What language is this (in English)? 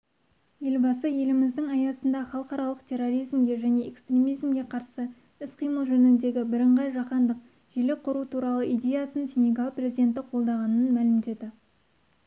Kazakh